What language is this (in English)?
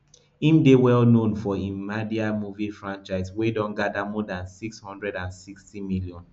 Nigerian Pidgin